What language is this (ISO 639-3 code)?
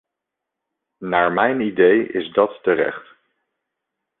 nld